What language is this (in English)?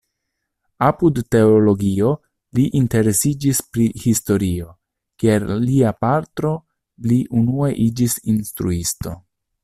Esperanto